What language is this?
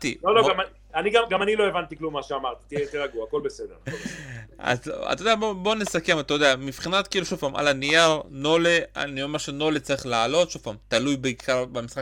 Hebrew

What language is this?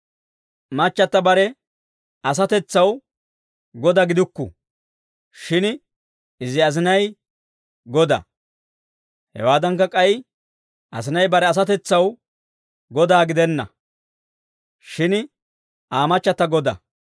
Dawro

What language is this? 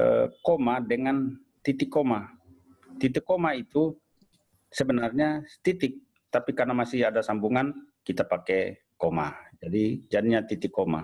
Indonesian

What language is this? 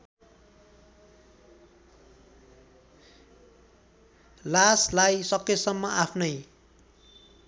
Nepali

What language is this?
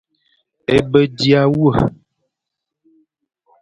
Fang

